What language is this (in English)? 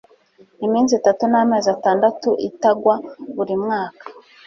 Kinyarwanda